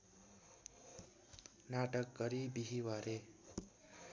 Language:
Nepali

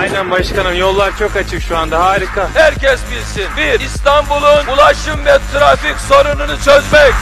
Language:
Turkish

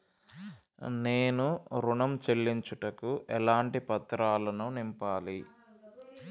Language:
Telugu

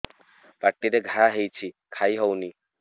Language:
Odia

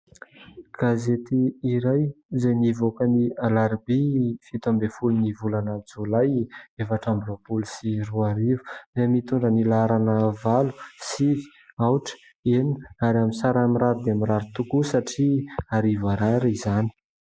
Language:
Malagasy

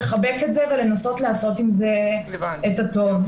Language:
Hebrew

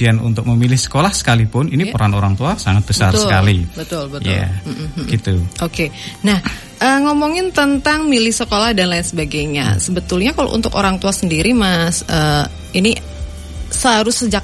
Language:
Indonesian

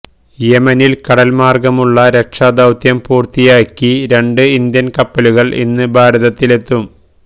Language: Malayalam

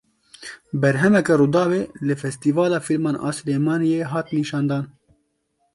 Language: Kurdish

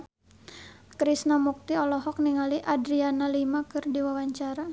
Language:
Sundanese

